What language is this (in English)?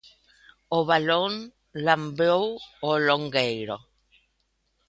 Galician